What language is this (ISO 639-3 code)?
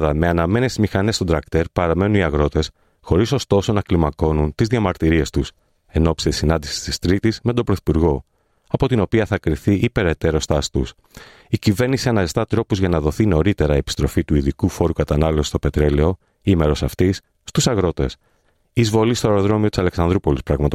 ell